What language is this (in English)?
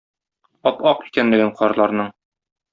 Tatar